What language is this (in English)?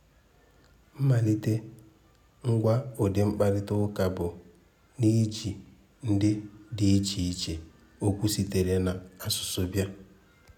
Igbo